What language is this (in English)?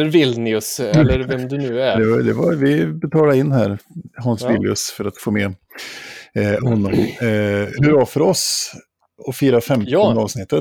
Swedish